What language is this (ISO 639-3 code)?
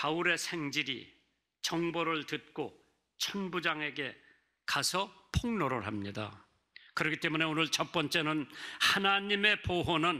kor